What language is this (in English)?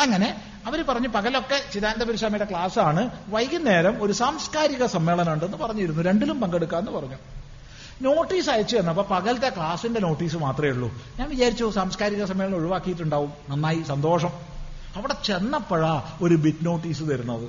Malayalam